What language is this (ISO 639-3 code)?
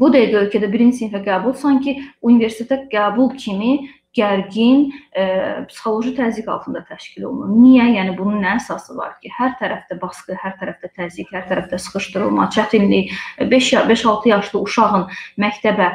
tur